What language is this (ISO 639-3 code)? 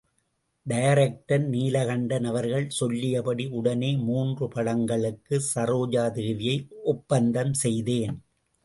tam